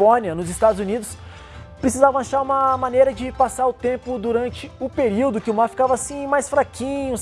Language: Portuguese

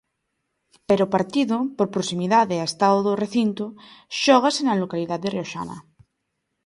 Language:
Galician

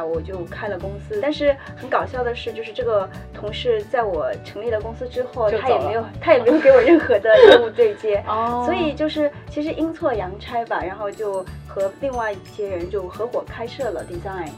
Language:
Chinese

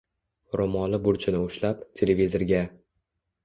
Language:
Uzbek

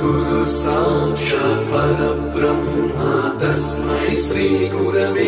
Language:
Telugu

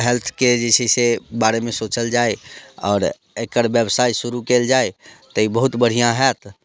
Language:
Maithili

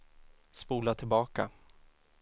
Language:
Swedish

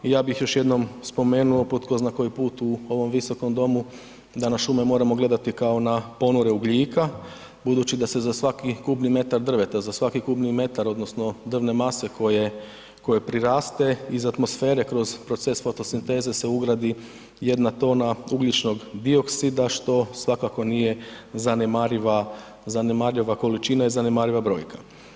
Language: Croatian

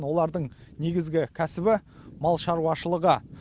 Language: Kazakh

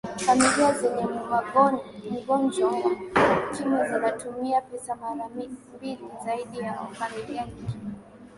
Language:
Swahili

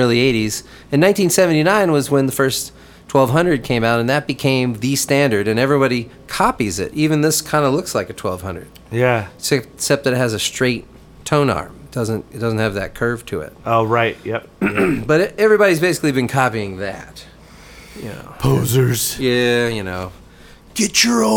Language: English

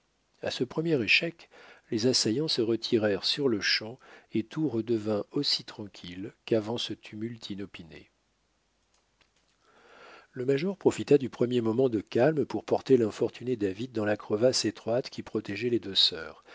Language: French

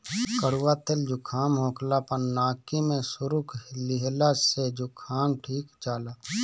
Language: Bhojpuri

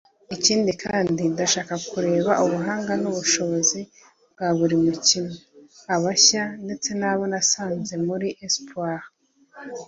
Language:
Kinyarwanda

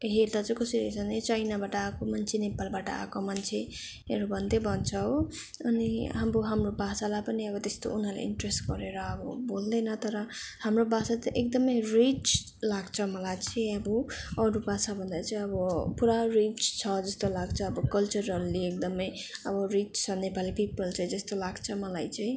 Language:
Nepali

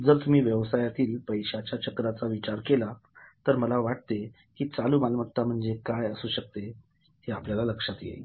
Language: Marathi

